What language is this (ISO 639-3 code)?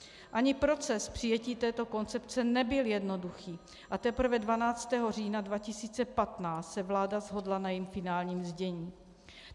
ces